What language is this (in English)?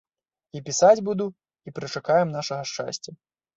Belarusian